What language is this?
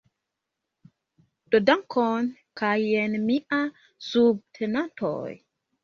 Esperanto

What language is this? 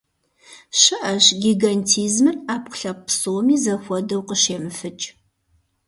Kabardian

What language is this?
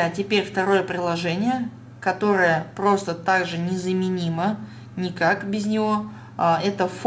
Russian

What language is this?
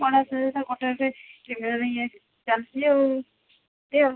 Odia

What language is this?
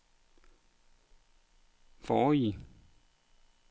Danish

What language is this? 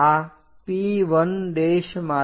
Gujarati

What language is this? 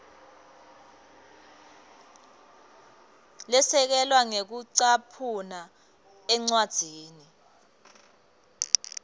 Swati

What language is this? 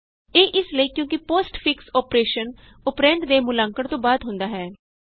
Punjabi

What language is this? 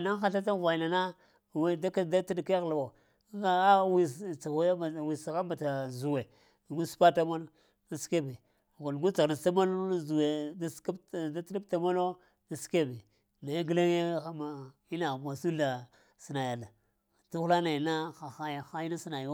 Lamang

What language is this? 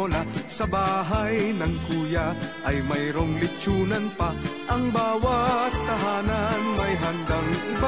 Filipino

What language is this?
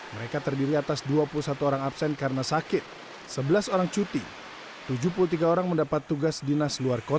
Indonesian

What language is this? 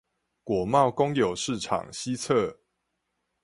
Chinese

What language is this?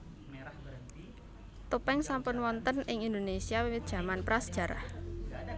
Javanese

